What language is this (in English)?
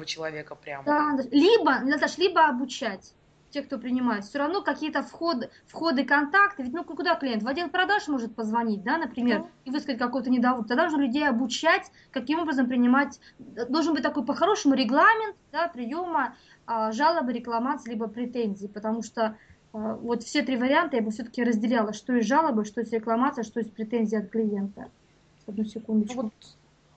Russian